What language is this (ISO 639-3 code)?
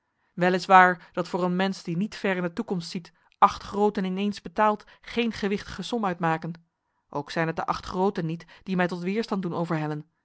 nld